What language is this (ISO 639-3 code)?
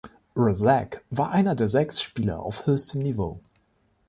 deu